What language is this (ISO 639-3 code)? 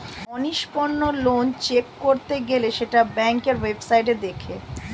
ben